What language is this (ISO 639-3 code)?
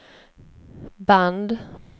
swe